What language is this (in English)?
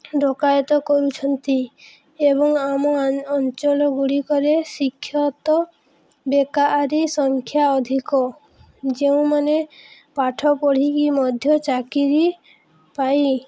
Odia